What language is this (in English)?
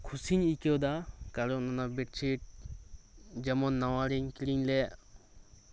Santali